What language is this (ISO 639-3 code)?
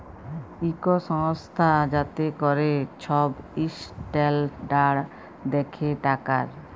ben